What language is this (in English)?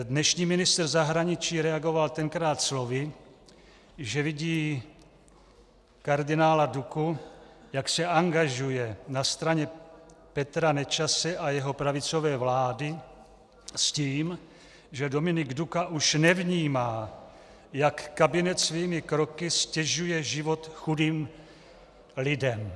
Czech